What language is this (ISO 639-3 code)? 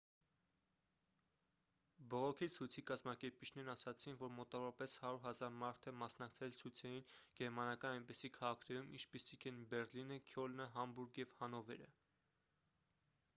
hye